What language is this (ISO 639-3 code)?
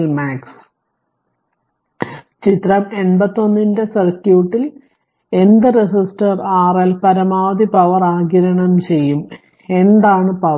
mal